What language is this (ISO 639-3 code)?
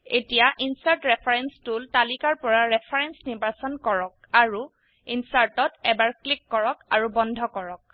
asm